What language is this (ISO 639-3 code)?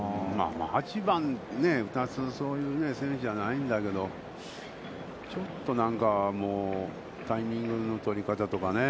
jpn